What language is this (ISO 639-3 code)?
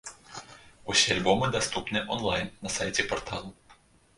bel